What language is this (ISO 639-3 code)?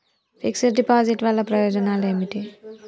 tel